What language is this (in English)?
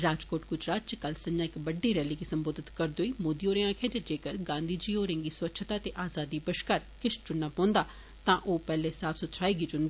Dogri